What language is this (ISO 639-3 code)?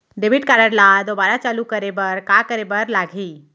hne